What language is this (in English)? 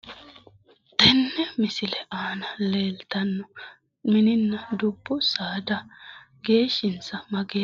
Sidamo